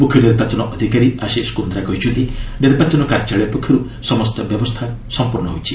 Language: Odia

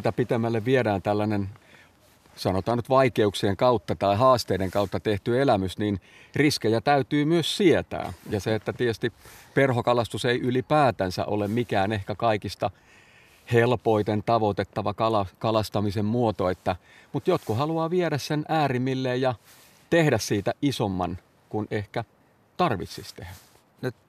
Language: Finnish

